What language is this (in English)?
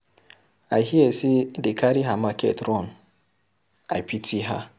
Nigerian Pidgin